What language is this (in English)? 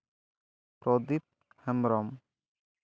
Santali